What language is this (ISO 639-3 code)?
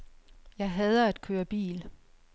dan